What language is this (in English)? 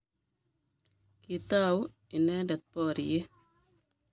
Kalenjin